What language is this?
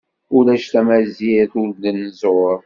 Kabyle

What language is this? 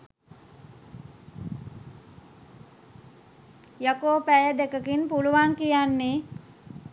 Sinhala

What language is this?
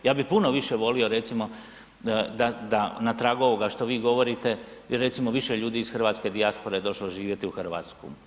Croatian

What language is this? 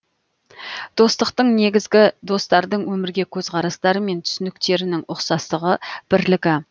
Kazakh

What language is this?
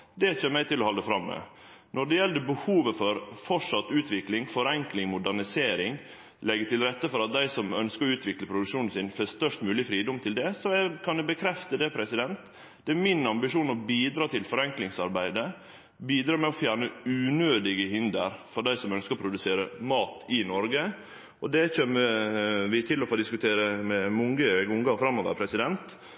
Norwegian Nynorsk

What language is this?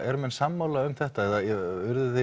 Icelandic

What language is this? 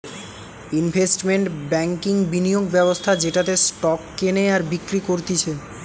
Bangla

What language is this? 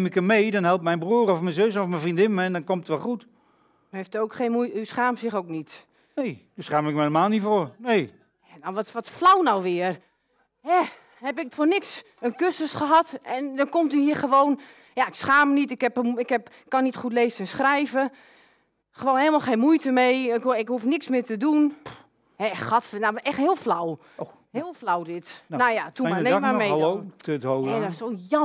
Dutch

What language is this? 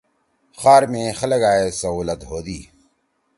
Torwali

